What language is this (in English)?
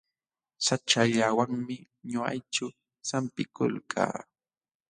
Jauja Wanca Quechua